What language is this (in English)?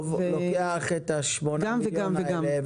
Hebrew